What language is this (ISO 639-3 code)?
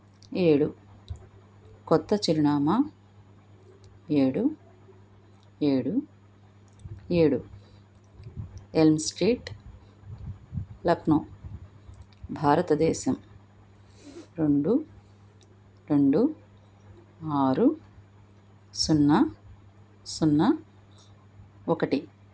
tel